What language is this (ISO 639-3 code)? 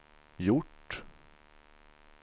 swe